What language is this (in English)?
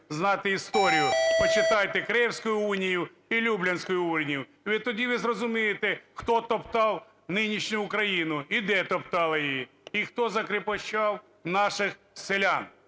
Ukrainian